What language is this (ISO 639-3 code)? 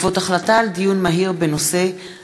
heb